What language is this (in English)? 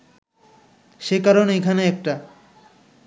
Bangla